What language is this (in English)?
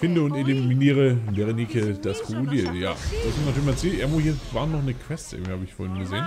German